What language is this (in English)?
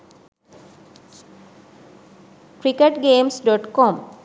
Sinhala